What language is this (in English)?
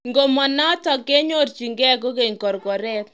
Kalenjin